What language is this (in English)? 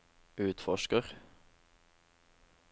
Norwegian